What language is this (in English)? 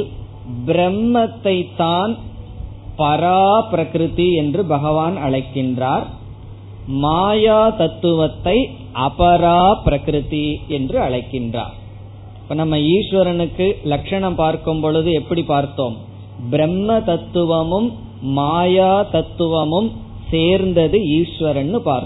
Tamil